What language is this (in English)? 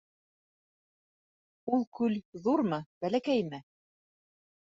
Bashkir